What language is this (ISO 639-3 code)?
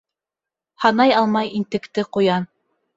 bak